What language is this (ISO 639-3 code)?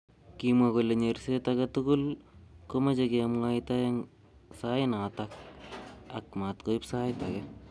kln